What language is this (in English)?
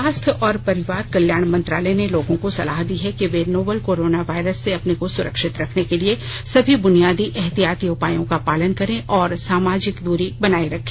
Hindi